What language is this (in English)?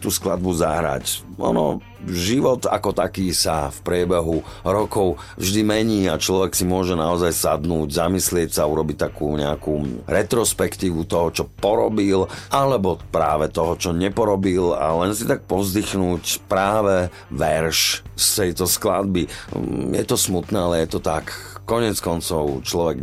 Slovak